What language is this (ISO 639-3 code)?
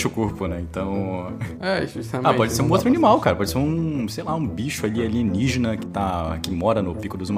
por